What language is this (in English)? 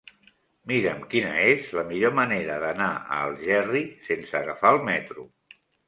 Catalan